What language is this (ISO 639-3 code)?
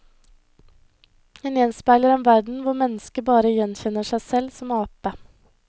nor